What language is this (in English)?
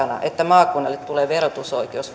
Finnish